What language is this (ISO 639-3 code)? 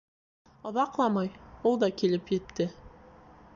bak